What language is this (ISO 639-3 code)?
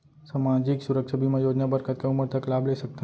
hne